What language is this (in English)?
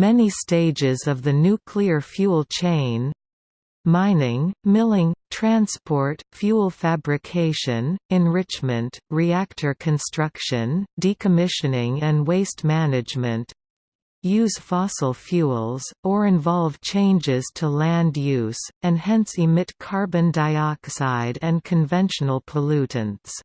English